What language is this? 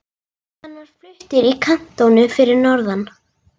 Icelandic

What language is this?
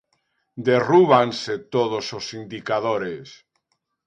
Galician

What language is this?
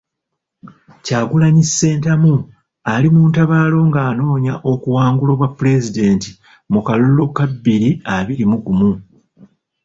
Ganda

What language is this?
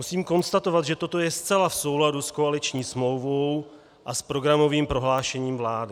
Czech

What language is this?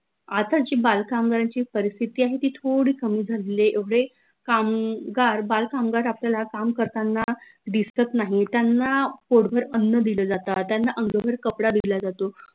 Marathi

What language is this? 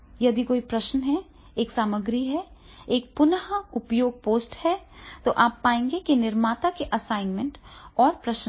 Hindi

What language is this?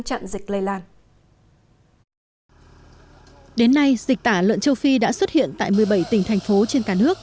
Vietnamese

